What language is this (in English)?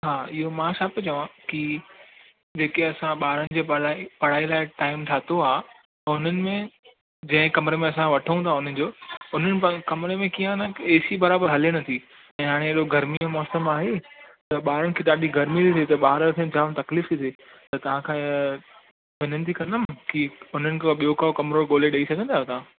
Sindhi